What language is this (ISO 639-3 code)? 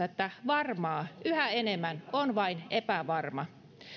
fin